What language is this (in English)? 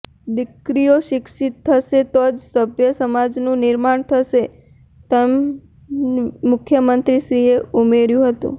Gujarati